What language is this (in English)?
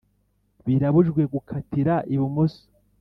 Kinyarwanda